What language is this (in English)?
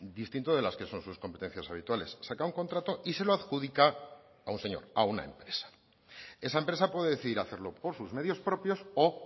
Spanish